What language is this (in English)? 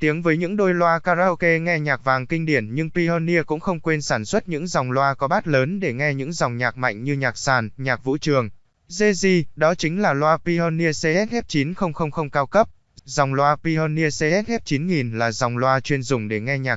Vietnamese